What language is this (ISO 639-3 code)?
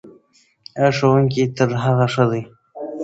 pus